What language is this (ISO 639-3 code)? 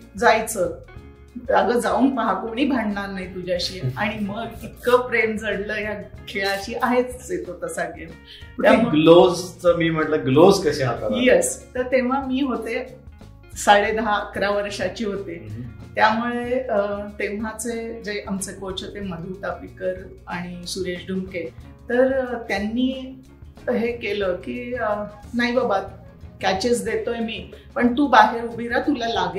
mar